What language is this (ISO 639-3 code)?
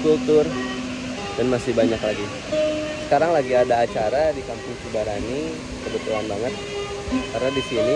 ind